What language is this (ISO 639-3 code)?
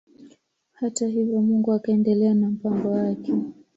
swa